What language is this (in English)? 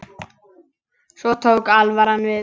Icelandic